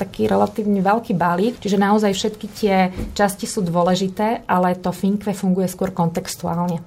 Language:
Slovak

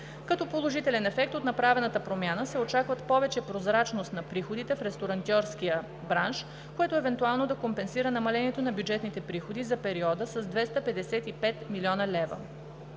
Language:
Bulgarian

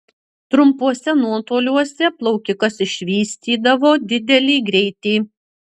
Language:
Lithuanian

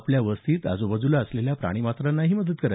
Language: Marathi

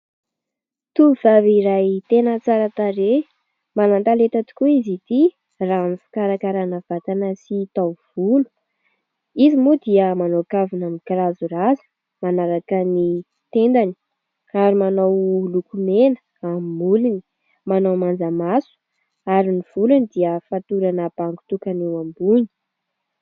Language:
Malagasy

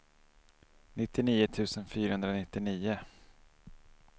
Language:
Swedish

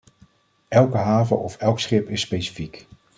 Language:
Dutch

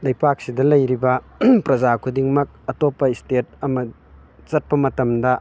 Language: Manipuri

